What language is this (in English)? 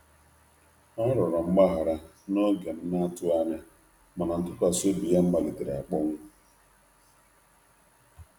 Igbo